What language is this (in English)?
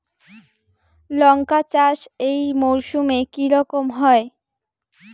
Bangla